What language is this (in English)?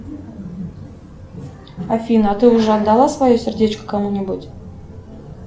Russian